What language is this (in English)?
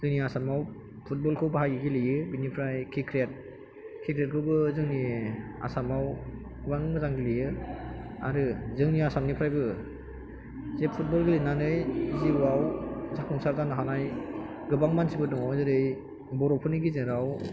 Bodo